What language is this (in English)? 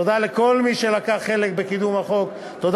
Hebrew